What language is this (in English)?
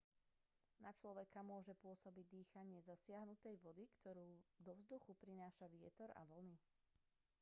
Slovak